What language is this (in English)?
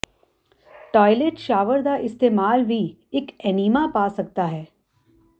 Punjabi